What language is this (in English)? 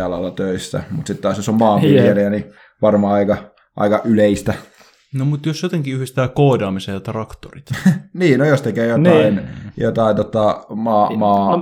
Finnish